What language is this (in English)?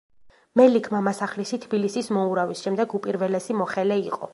Georgian